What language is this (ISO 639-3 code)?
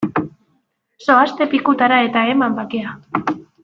eus